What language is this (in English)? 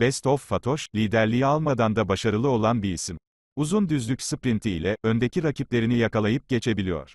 Turkish